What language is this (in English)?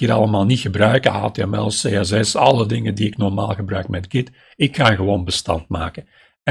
Dutch